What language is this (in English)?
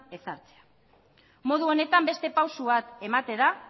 Basque